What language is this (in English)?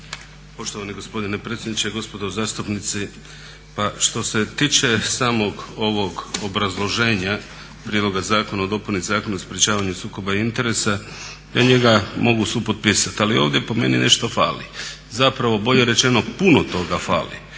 Croatian